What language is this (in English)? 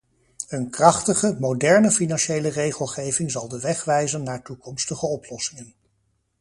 Dutch